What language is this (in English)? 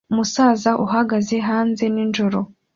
Kinyarwanda